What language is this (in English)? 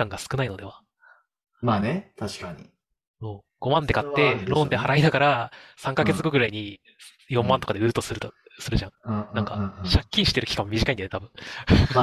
Japanese